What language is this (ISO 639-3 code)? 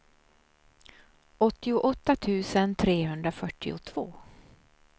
swe